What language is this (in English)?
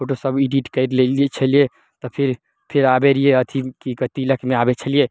Maithili